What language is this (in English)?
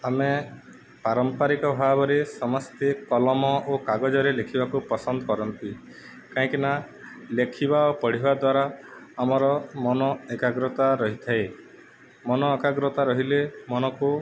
Odia